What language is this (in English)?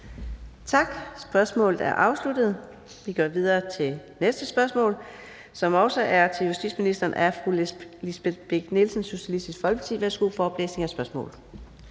Danish